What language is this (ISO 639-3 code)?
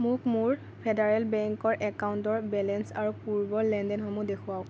asm